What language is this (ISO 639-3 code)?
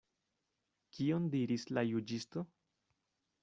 epo